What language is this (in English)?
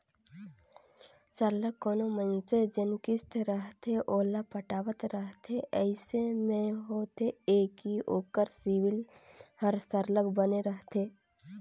Chhattisgarhi